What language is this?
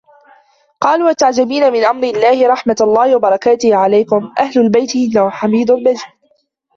Arabic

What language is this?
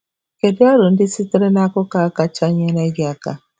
Igbo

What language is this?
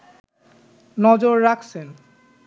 Bangla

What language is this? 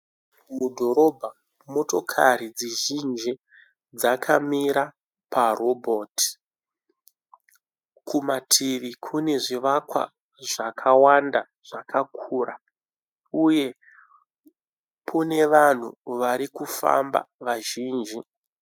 Shona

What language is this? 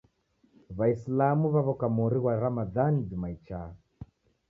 Taita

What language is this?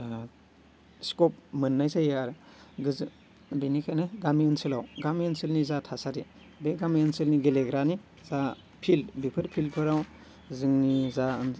Bodo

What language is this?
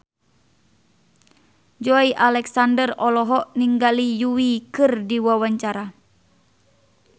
Sundanese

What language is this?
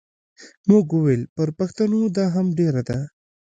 Pashto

